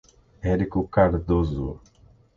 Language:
Portuguese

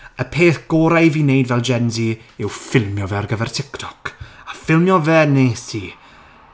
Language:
Welsh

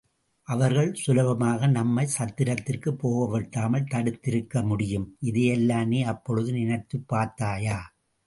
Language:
Tamil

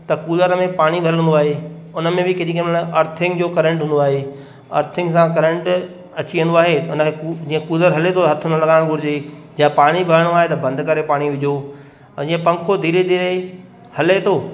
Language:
Sindhi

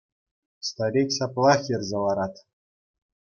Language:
Chuvash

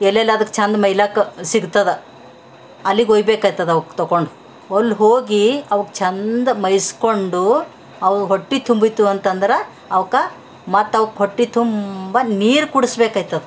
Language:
Kannada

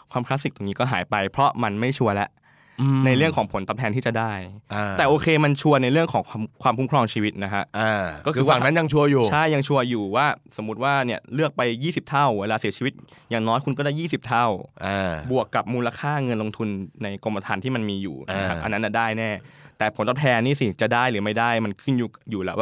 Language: Thai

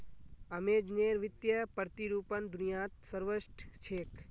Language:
Magahi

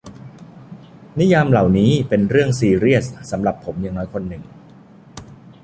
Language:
Thai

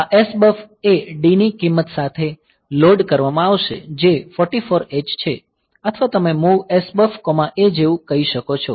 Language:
Gujarati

